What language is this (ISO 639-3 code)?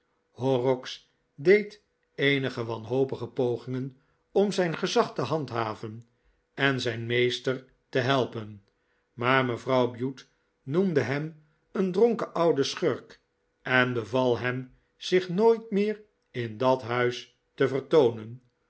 nld